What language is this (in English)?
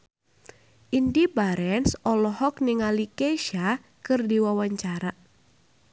Sundanese